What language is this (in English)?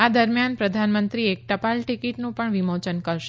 Gujarati